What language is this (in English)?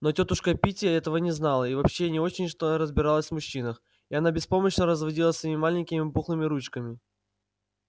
Russian